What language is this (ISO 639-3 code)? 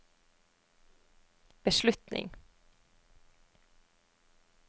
nor